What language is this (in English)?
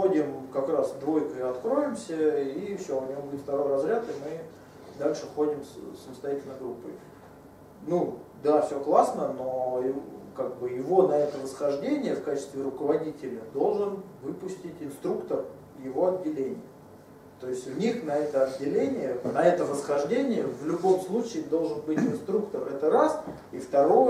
Russian